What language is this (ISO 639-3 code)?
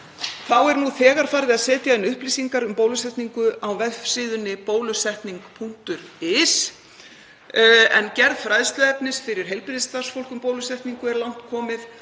isl